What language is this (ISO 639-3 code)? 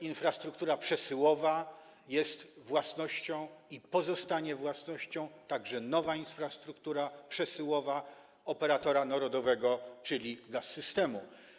pol